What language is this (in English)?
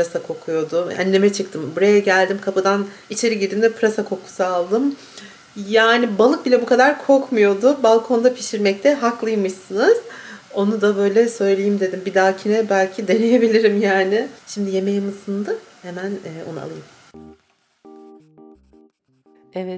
Turkish